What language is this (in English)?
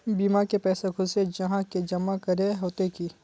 Magahi